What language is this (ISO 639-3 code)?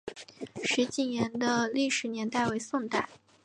zho